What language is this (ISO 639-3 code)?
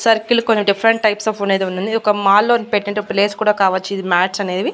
tel